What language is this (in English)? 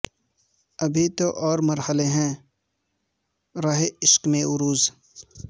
Urdu